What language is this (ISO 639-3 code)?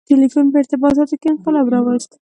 pus